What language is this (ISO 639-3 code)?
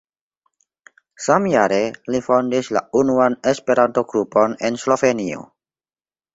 epo